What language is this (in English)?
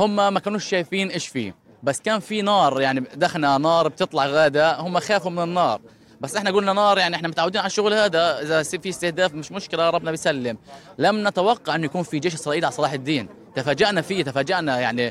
Arabic